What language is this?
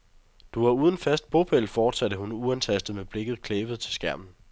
Danish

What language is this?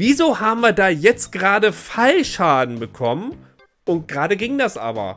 German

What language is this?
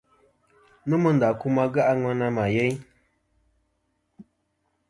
Kom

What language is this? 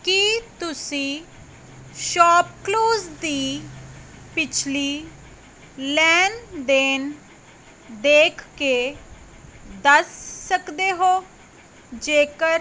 Punjabi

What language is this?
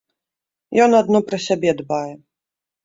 Belarusian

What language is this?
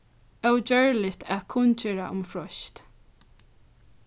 Faroese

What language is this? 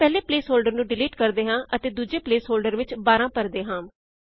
Punjabi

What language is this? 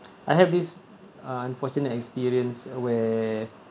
English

